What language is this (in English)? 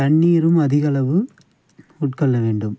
Tamil